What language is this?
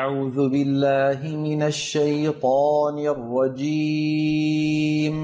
Arabic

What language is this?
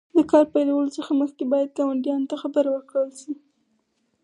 Pashto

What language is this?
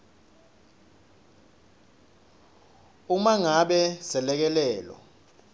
Swati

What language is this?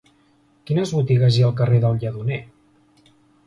Catalan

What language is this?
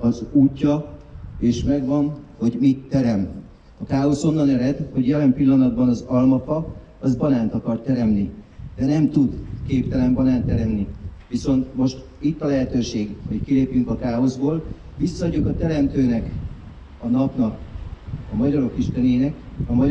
Hungarian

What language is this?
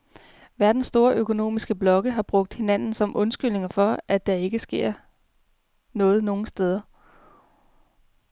Danish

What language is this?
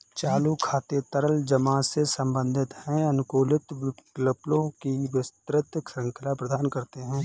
Hindi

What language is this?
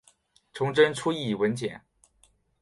Chinese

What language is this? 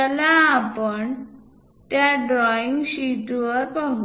Marathi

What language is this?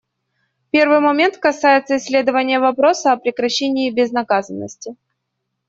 Russian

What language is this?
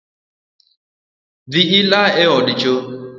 Luo (Kenya and Tanzania)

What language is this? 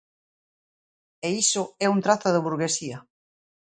Galician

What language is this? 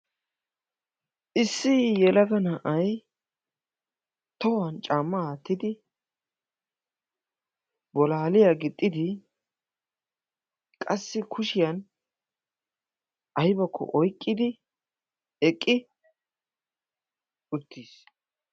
Wolaytta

